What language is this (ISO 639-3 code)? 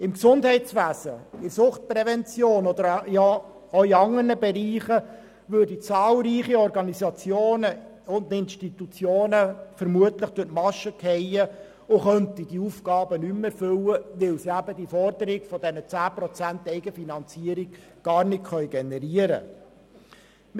gsw